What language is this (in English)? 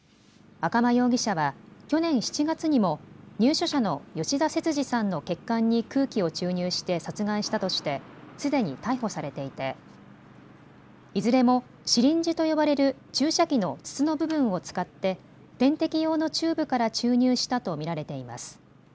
Japanese